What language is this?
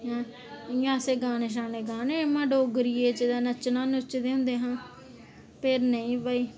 Dogri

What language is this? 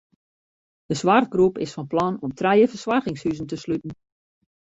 Western Frisian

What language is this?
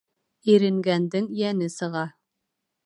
Bashkir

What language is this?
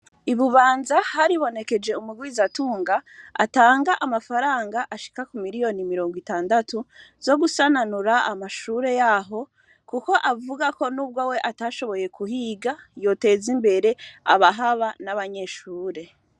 Rundi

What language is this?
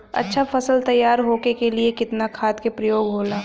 Bhojpuri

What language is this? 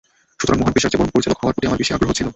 Bangla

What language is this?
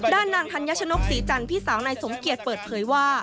Thai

